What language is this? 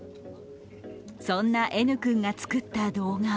Japanese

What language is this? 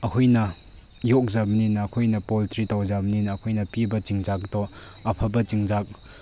Manipuri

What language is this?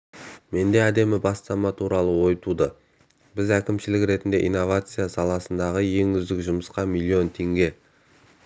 Kazakh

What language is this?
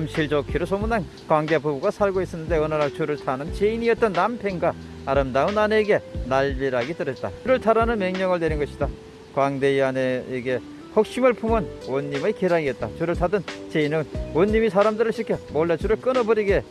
Korean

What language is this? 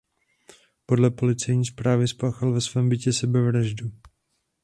Czech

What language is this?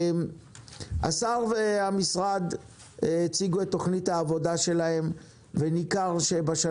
Hebrew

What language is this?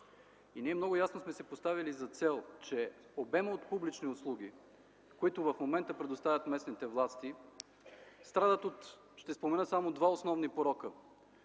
Bulgarian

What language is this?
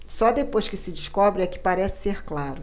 Portuguese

